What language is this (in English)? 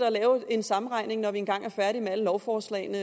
Danish